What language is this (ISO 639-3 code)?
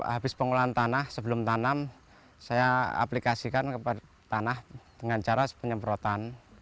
ind